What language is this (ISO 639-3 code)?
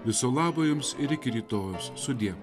lit